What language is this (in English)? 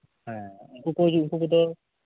Santali